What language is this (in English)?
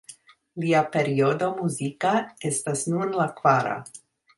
Esperanto